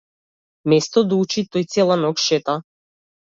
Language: Macedonian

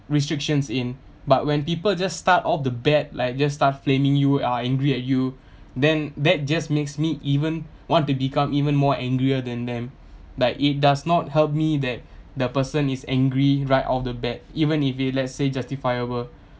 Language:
English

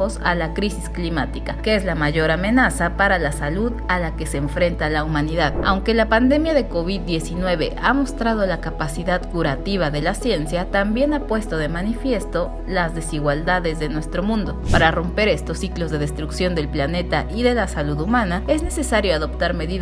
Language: Spanish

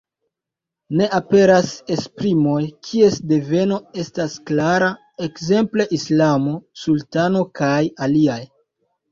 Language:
Esperanto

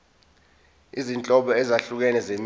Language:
Zulu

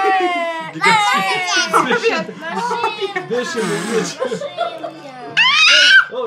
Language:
Russian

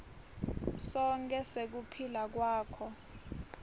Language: Swati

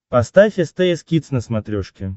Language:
Russian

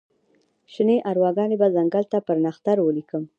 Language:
Pashto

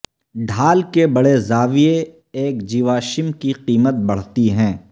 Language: Urdu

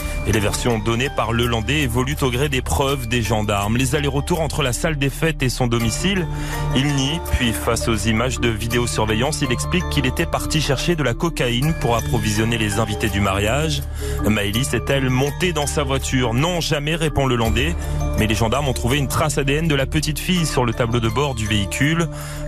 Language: French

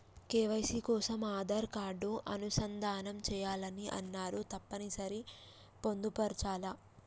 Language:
Telugu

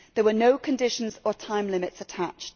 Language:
English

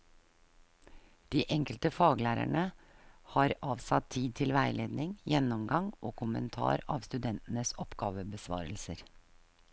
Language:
Norwegian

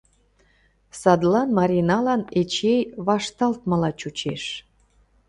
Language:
Mari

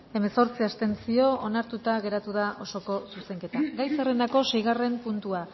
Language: Basque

